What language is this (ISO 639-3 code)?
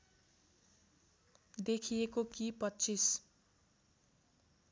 nep